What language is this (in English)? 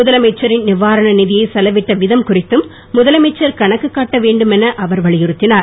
Tamil